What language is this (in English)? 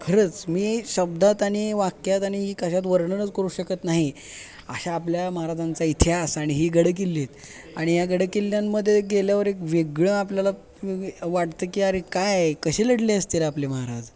Marathi